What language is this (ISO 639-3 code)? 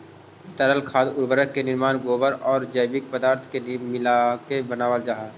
mag